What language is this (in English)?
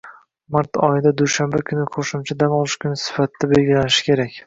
Uzbek